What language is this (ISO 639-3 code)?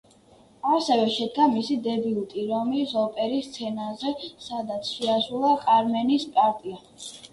kat